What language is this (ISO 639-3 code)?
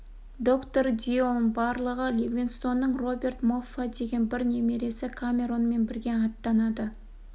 kaz